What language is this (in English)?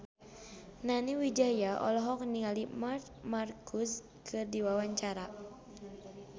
Sundanese